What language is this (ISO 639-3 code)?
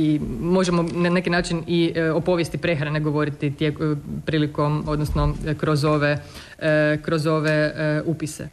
hrv